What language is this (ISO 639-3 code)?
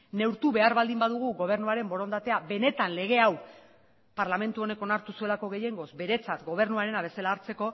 eus